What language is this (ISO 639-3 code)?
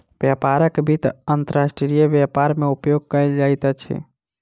mai